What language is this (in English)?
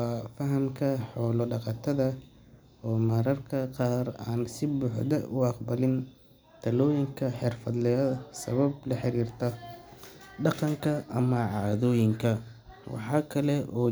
Somali